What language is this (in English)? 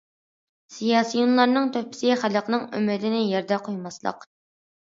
Uyghur